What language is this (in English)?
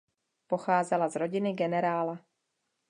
Czech